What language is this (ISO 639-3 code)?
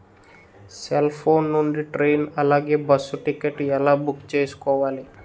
tel